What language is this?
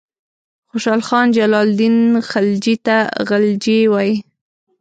Pashto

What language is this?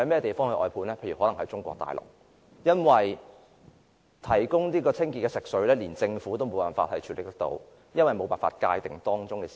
Cantonese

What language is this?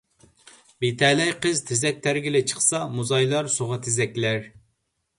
Uyghur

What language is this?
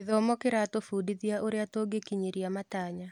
Kikuyu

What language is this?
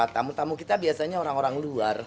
Indonesian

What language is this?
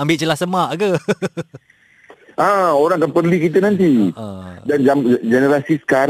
Malay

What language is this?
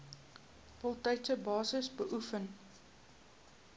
Afrikaans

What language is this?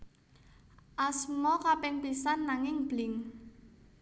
Javanese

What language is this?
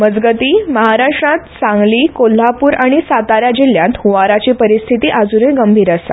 Konkani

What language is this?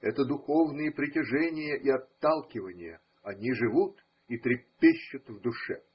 Russian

